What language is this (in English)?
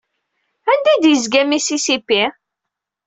Kabyle